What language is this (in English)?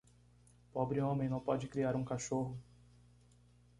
Portuguese